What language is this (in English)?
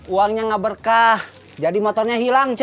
Indonesian